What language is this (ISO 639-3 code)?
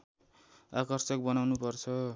nep